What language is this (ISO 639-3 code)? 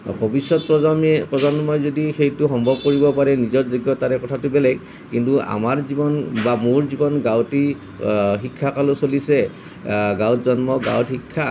asm